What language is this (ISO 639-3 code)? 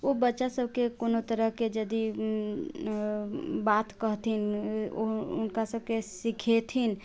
mai